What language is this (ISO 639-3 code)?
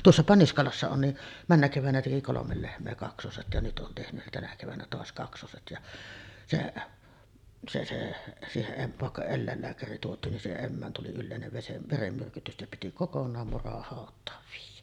fin